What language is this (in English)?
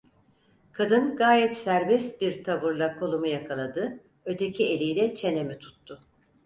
Turkish